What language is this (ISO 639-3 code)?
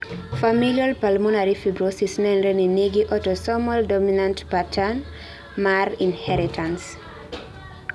luo